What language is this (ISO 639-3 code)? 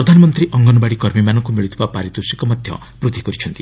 ori